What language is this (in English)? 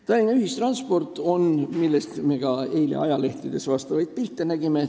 Estonian